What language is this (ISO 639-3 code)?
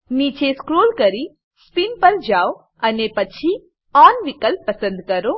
guj